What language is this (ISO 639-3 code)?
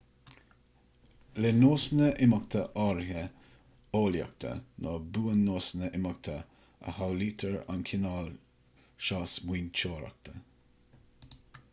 gle